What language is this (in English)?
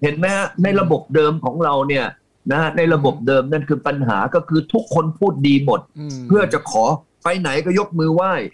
Thai